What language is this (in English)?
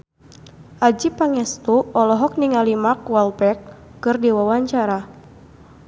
Sundanese